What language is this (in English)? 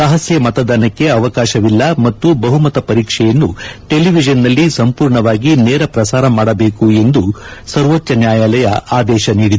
Kannada